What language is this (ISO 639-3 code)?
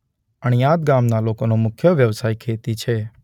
guj